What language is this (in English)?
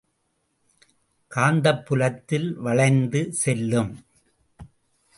Tamil